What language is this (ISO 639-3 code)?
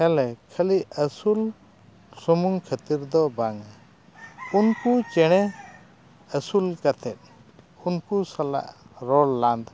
sat